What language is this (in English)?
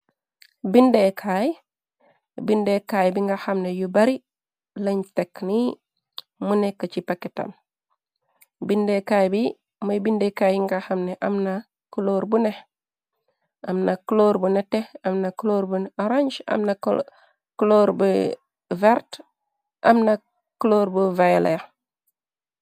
Wolof